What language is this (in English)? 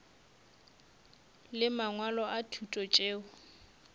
Northern Sotho